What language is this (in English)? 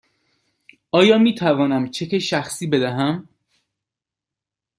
Persian